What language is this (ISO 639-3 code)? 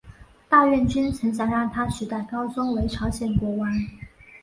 zho